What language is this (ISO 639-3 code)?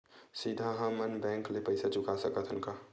hne